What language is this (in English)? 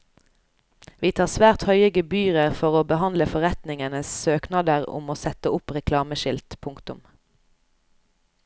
Norwegian